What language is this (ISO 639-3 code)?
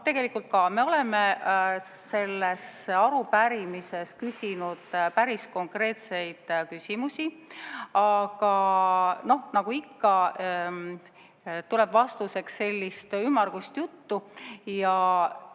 est